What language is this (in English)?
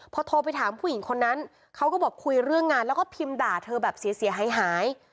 Thai